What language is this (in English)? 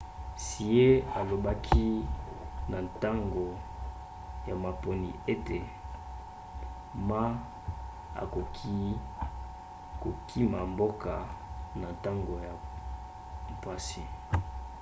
Lingala